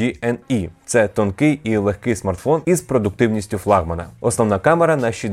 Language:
Ukrainian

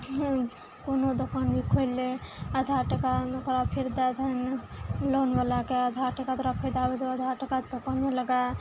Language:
Maithili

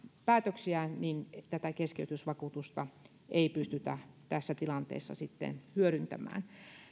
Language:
Finnish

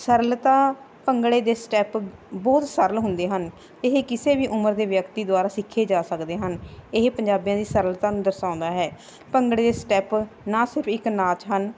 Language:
Punjabi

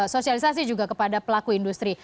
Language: Indonesian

